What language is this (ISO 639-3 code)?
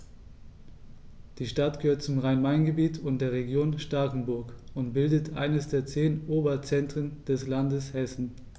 deu